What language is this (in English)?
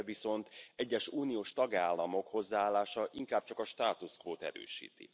Hungarian